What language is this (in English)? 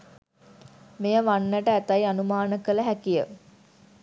Sinhala